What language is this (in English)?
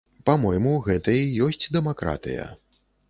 Belarusian